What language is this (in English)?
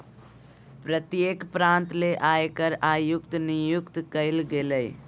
Magahi